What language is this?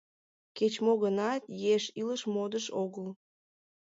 Mari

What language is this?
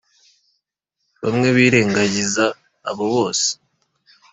Kinyarwanda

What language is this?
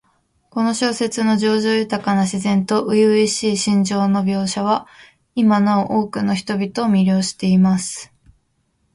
Japanese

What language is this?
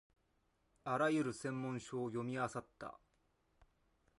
Japanese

